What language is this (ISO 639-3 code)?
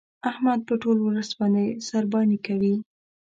pus